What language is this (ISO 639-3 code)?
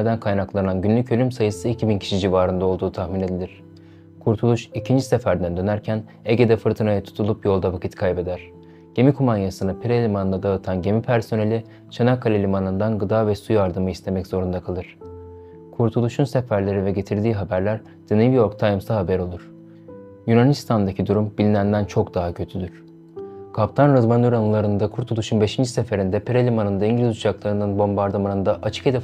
tur